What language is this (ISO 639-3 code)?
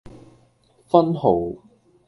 yue